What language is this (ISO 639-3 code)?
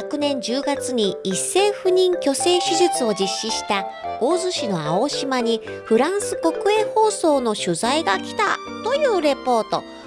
jpn